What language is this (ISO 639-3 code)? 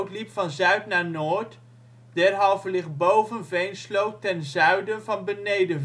nld